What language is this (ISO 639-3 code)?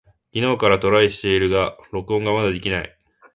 jpn